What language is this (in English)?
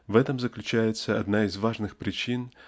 Russian